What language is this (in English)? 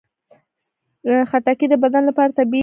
Pashto